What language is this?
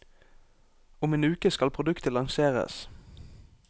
Norwegian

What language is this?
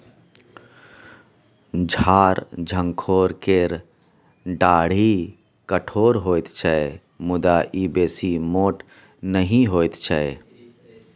Maithili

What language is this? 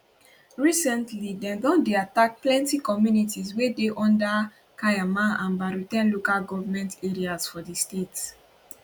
Nigerian Pidgin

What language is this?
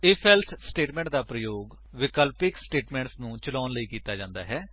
Punjabi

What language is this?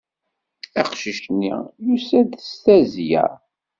Kabyle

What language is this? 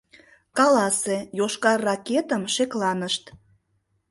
Mari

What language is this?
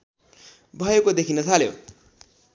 Nepali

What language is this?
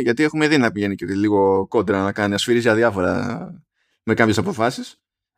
Greek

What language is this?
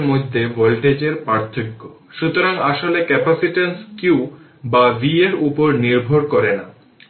Bangla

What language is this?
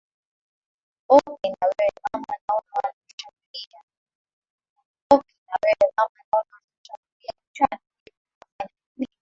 Swahili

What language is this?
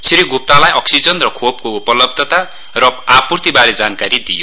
Nepali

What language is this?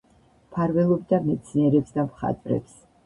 Georgian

